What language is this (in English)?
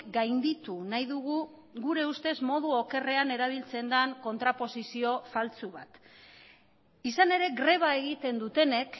Basque